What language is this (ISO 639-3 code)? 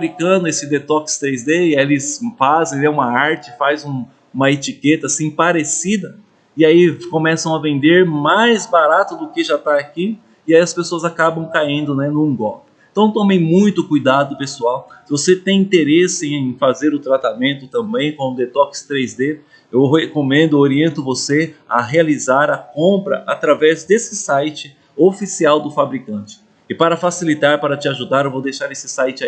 por